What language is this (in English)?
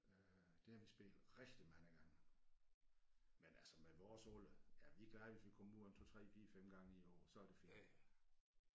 Danish